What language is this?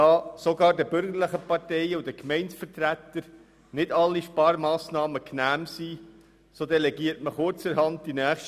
Swiss German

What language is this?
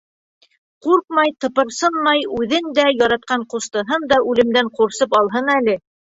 Bashkir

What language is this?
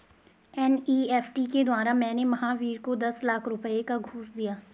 Hindi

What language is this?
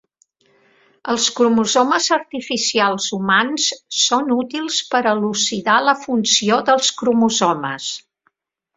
Catalan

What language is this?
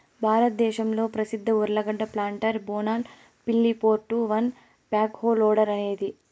Telugu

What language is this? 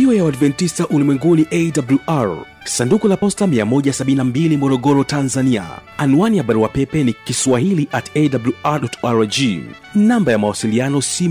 Swahili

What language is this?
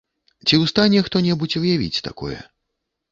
Belarusian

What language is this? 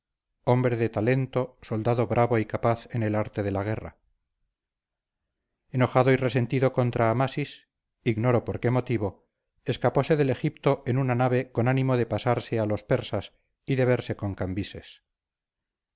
Spanish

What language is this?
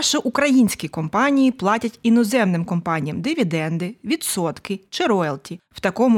Ukrainian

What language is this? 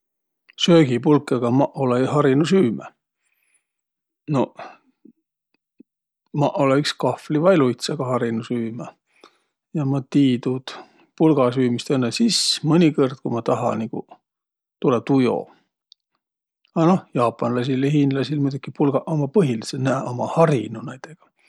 Võro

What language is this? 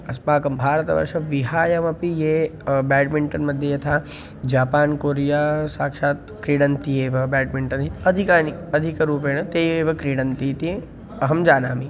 Sanskrit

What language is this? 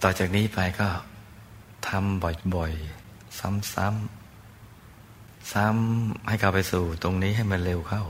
Thai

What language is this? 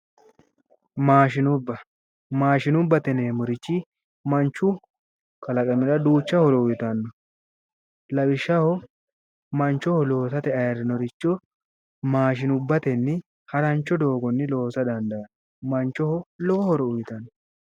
Sidamo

